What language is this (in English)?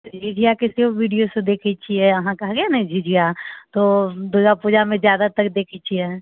Maithili